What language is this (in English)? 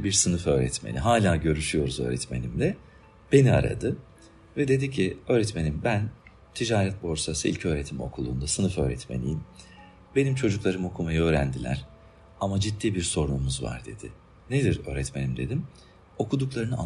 Turkish